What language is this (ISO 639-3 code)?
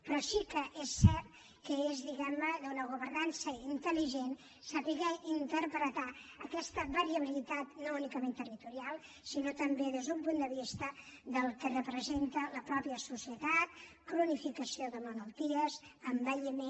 cat